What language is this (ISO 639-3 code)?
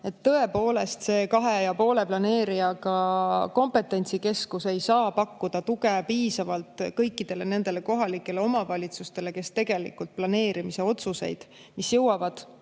est